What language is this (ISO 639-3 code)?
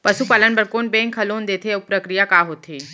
hne